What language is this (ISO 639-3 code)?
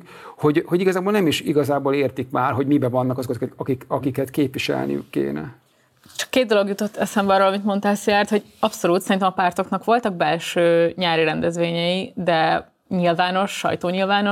hun